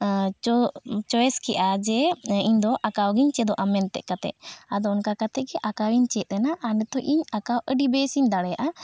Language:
Santali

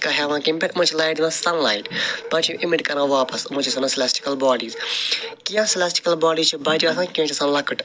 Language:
Kashmiri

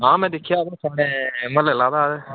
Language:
Dogri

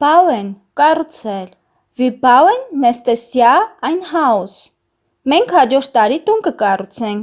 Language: German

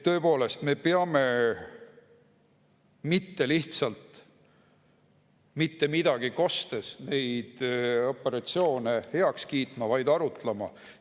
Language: Estonian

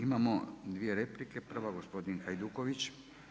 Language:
Croatian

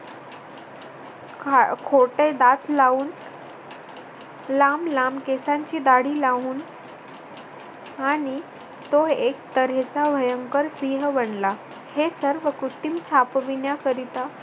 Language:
Marathi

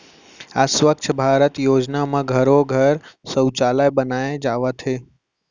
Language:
Chhattisgarhi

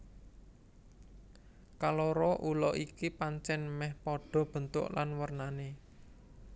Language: Javanese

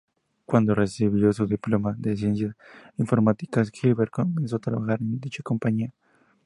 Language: Spanish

